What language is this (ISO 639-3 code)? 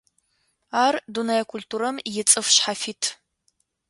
ady